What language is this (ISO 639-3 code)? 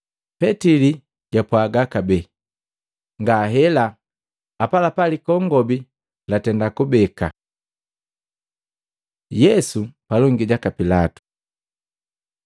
mgv